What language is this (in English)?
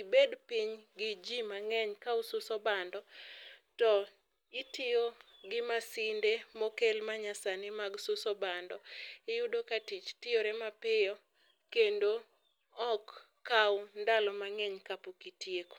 Luo (Kenya and Tanzania)